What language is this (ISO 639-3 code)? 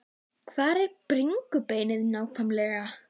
isl